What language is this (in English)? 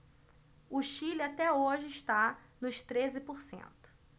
Portuguese